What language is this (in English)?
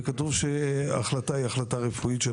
Hebrew